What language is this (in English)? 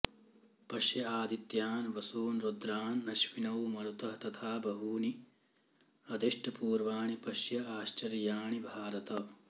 Sanskrit